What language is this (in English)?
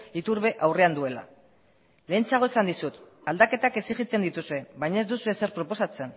Basque